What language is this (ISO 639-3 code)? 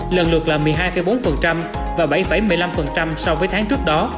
vie